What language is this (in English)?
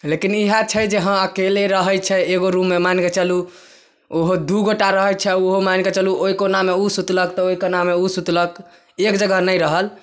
Maithili